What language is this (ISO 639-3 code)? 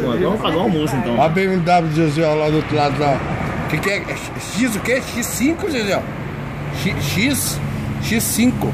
por